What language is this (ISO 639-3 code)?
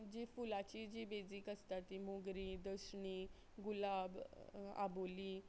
kok